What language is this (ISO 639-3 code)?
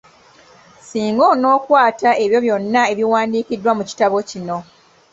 lug